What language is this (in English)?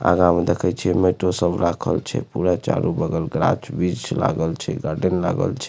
Maithili